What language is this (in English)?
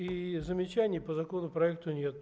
Russian